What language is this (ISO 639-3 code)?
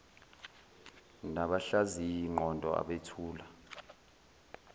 zul